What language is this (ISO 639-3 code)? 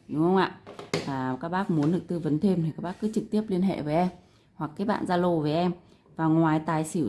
vie